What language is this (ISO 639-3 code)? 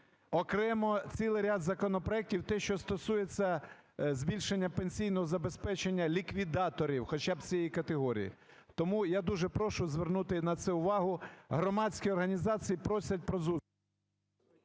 ukr